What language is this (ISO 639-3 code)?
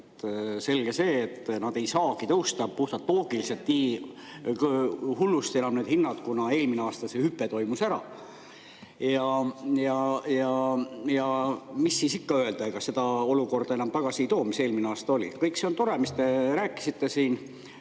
est